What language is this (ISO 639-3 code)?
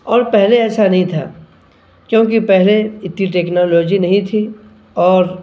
urd